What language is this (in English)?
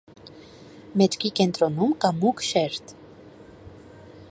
Armenian